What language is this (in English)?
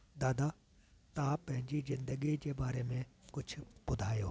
Sindhi